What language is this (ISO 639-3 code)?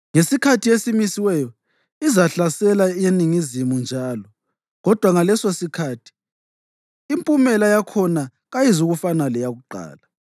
nde